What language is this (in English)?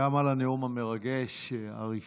Hebrew